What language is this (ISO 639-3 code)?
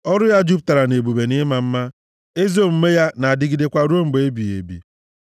ibo